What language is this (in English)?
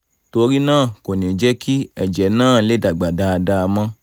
Yoruba